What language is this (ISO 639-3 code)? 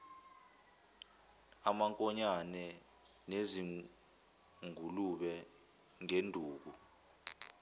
zul